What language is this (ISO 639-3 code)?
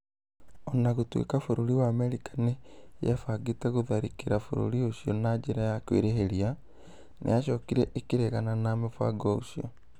kik